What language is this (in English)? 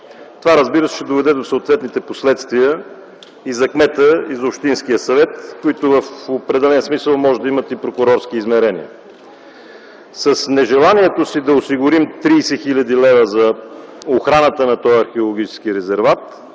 Bulgarian